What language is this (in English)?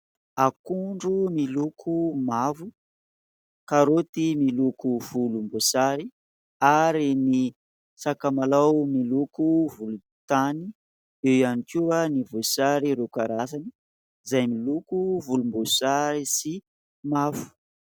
Malagasy